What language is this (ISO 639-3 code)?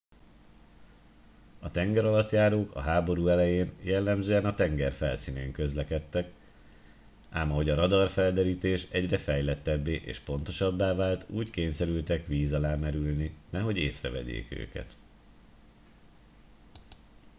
hun